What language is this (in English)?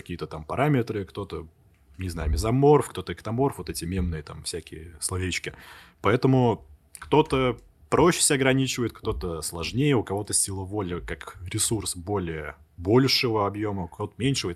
Russian